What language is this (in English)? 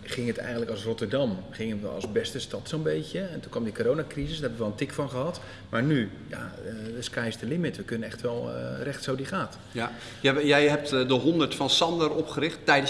Dutch